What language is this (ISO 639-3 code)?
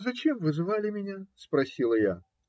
rus